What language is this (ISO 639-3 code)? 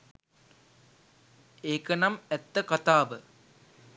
sin